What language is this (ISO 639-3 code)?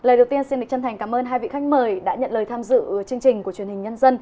vie